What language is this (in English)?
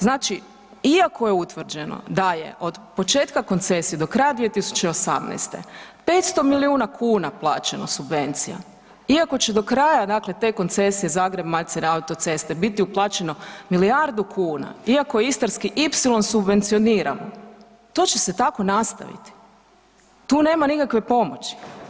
Croatian